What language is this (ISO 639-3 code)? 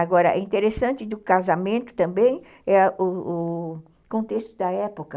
por